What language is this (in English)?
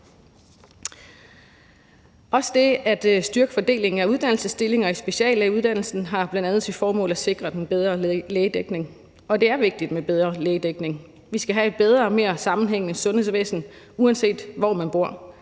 Danish